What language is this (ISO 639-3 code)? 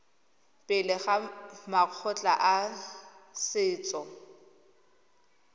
tsn